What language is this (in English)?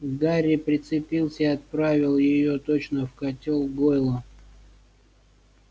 Russian